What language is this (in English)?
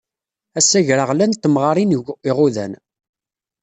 Kabyle